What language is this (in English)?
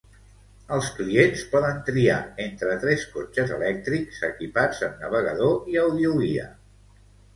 Catalan